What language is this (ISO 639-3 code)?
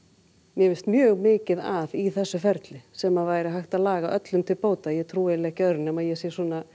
isl